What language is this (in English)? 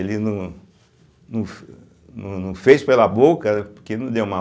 Portuguese